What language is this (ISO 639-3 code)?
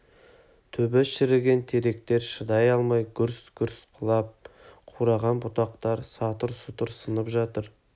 kaz